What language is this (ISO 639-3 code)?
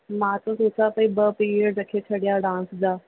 snd